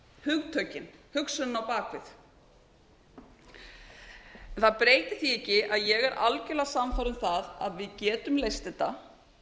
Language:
Icelandic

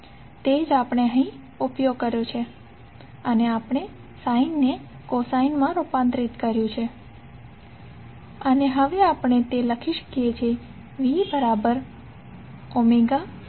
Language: Gujarati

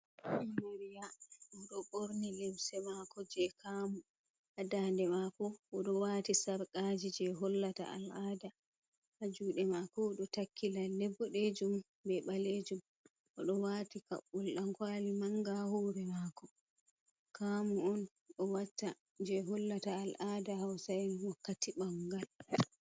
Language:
Fula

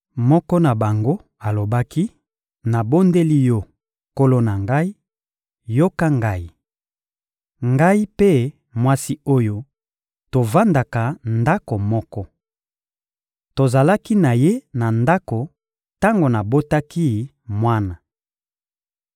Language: Lingala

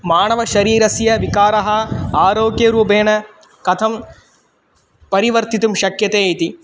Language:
Sanskrit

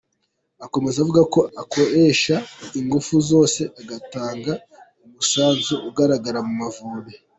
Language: Kinyarwanda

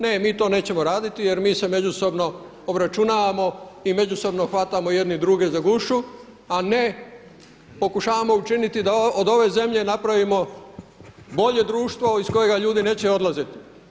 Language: Croatian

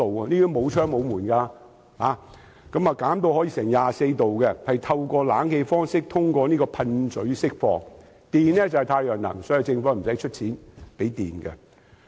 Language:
Cantonese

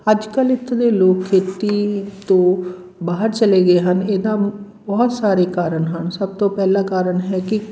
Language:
Punjabi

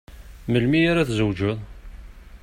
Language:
Kabyle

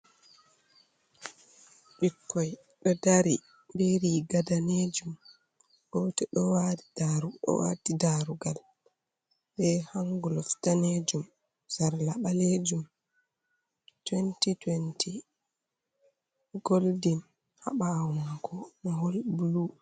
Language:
Fula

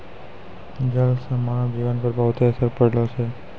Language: Maithili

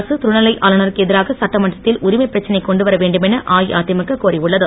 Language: Tamil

